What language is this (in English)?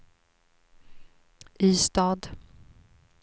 Swedish